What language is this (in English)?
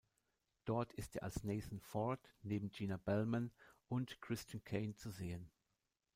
German